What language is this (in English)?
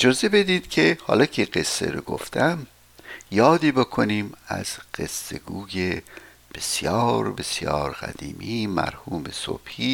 Persian